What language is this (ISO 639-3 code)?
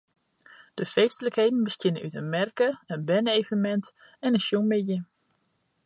fry